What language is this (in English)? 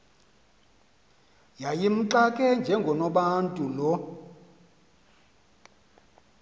Xhosa